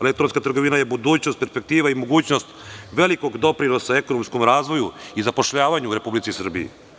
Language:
Serbian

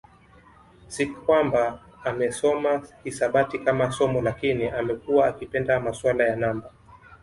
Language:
Swahili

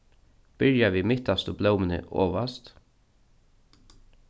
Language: Faroese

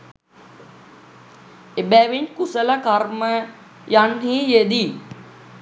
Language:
Sinhala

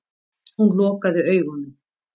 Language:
Icelandic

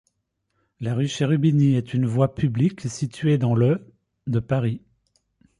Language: French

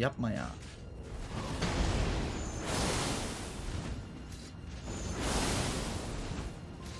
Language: Turkish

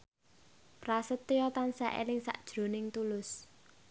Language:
Javanese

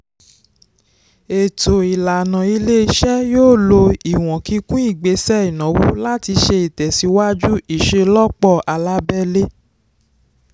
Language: Yoruba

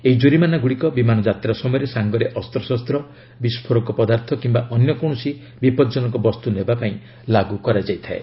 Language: Odia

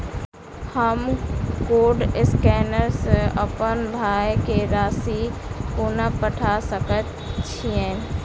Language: Maithili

